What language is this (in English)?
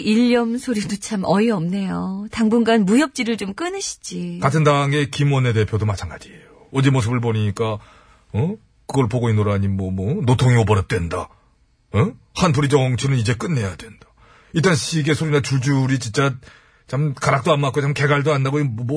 Korean